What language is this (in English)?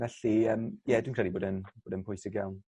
Welsh